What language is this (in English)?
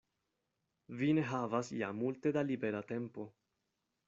Esperanto